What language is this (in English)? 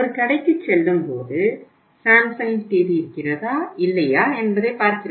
Tamil